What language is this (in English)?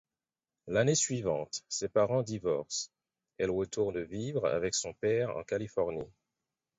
French